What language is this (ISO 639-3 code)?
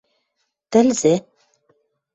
mrj